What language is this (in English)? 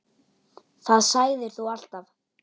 Icelandic